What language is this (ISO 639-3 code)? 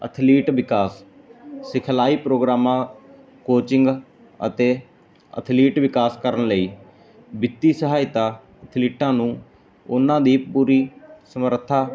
pan